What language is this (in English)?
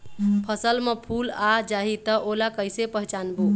Chhattisgarhi